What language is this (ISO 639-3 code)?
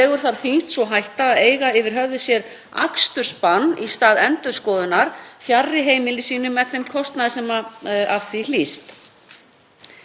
isl